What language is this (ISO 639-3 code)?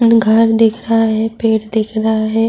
urd